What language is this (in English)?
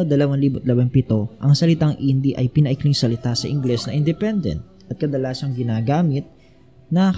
Filipino